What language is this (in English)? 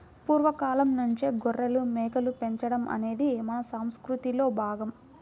Telugu